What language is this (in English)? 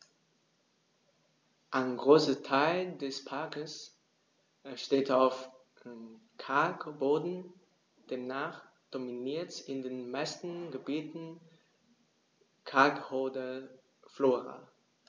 German